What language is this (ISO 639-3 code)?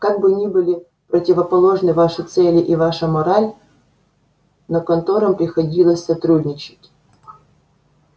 rus